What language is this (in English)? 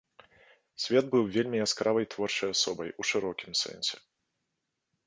Belarusian